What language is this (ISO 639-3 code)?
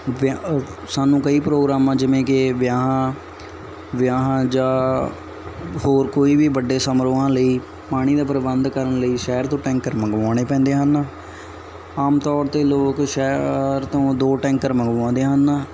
pan